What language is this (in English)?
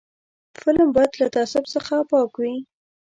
Pashto